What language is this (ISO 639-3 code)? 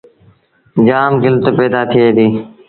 sbn